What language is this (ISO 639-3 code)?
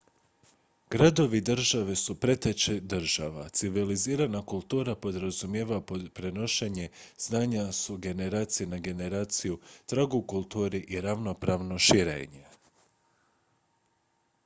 hrv